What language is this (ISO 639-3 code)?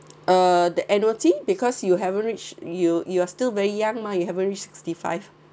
eng